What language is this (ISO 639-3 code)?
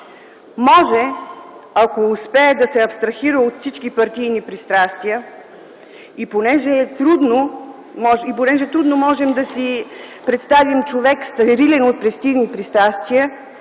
bul